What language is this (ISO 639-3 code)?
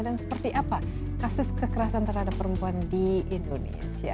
ind